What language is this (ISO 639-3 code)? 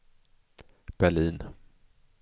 swe